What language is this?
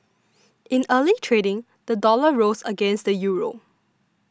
English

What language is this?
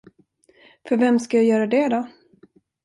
Swedish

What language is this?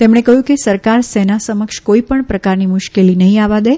Gujarati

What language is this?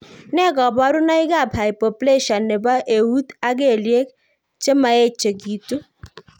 Kalenjin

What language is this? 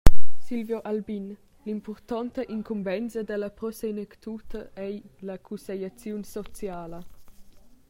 Romansh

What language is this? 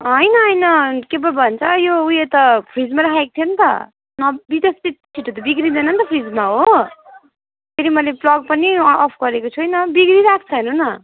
Nepali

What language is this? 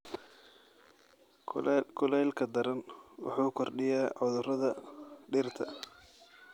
Somali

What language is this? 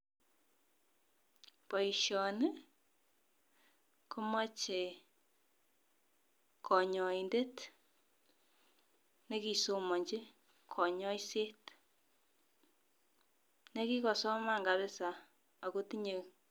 Kalenjin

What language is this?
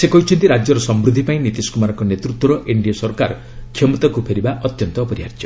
Odia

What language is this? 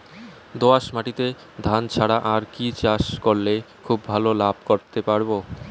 Bangla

